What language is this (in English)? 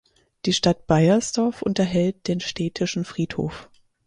German